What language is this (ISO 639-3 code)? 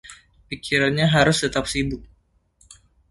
ind